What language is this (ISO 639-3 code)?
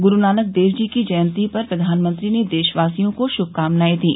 hin